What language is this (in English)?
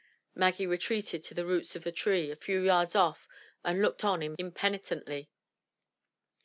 English